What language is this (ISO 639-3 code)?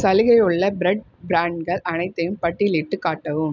tam